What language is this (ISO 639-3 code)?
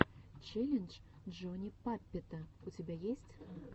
rus